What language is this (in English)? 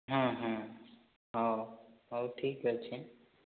Odia